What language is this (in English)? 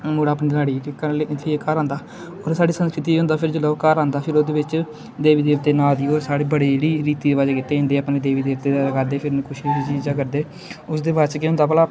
Dogri